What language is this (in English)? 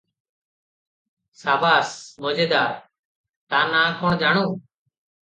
Odia